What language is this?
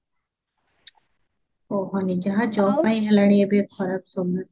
Odia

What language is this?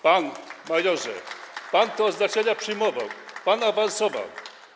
Polish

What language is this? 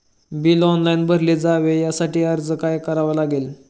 Marathi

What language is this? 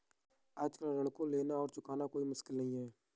Hindi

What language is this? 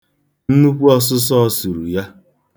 Igbo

